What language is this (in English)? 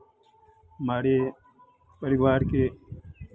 Hindi